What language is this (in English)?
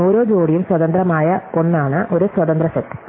Malayalam